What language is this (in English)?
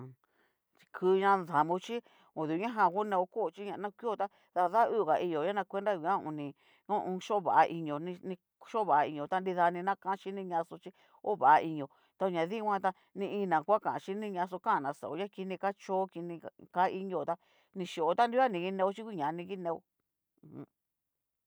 Cacaloxtepec Mixtec